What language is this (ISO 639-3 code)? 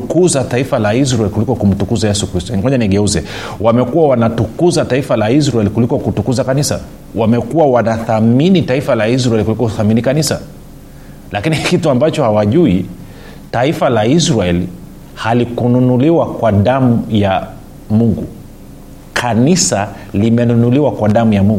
swa